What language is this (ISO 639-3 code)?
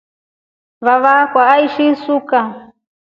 rof